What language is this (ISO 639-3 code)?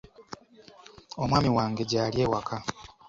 lug